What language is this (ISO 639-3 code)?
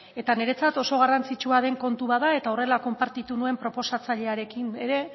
eus